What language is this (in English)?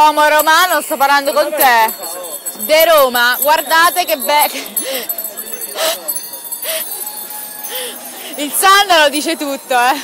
Italian